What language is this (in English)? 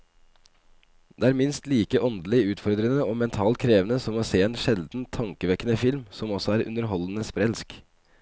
Norwegian